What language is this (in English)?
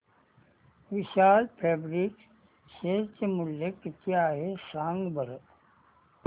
Marathi